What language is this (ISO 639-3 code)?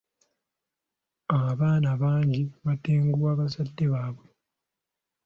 lug